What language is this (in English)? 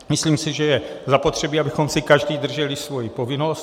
Czech